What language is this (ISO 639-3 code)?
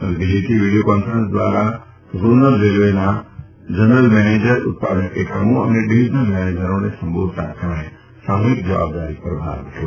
guj